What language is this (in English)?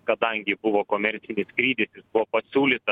Lithuanian